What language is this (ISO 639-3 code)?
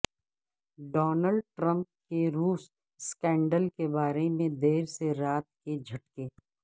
urd